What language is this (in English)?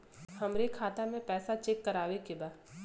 Bhojpuri